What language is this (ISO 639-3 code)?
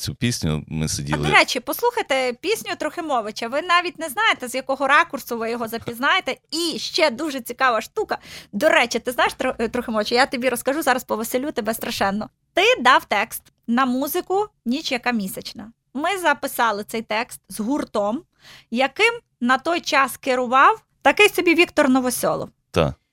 ukr